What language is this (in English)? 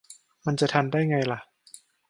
Thai